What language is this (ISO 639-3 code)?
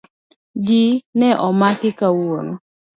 luo